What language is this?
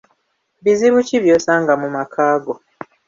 Ganda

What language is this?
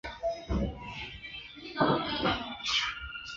Chinese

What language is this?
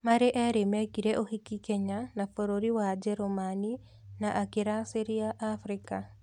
Kikuyu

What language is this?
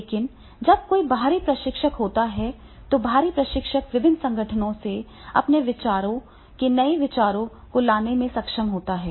Hindi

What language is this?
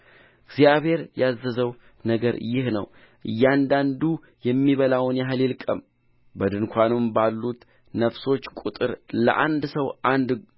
Amharic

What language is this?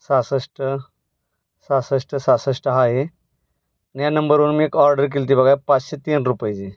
Marathi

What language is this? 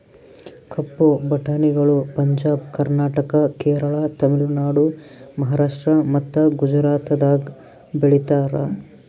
Kannada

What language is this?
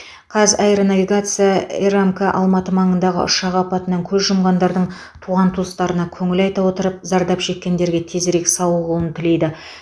Kazakh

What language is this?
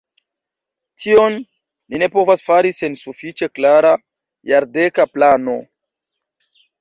Esperanto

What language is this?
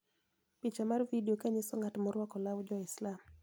Luo (Kenya and Tanzania)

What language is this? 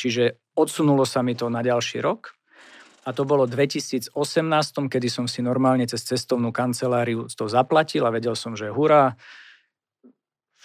Slovak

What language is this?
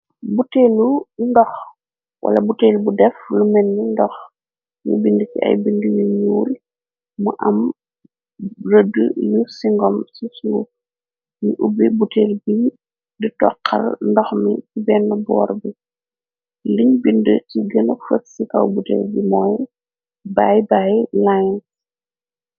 Wolof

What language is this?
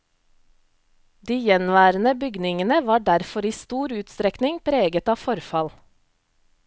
Norwegian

